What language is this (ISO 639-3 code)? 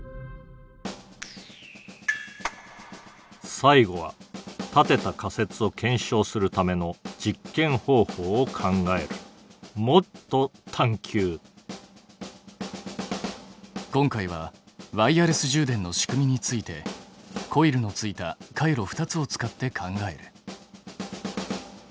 jpn